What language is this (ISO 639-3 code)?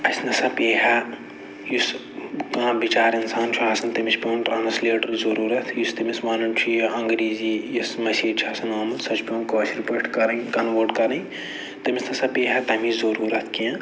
kas